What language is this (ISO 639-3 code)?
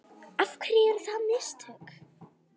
isl